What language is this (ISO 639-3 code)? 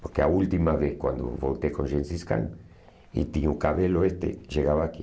por